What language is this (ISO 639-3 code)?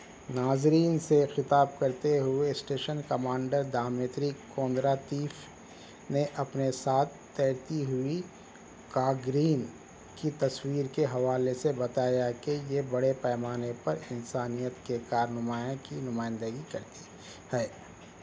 urd